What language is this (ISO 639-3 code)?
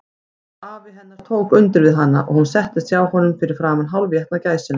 isl